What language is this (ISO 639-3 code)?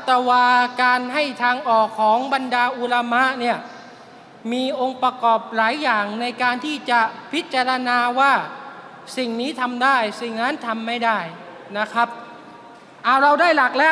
tha